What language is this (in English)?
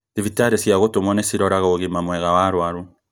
Kikuyu